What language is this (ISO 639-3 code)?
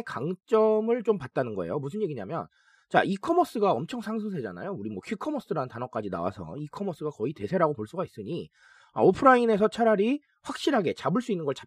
kor